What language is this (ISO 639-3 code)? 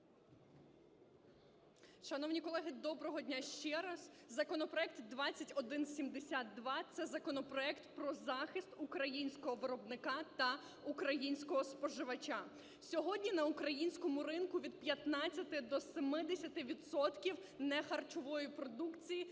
ukr